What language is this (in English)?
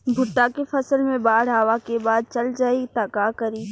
Bhojpuri